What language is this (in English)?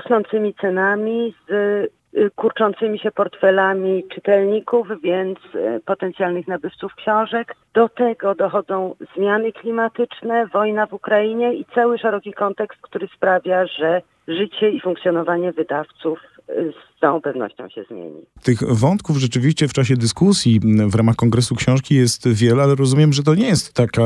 Polish